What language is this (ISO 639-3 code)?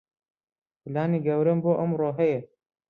ckb